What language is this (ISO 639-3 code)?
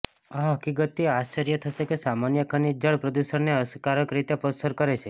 guj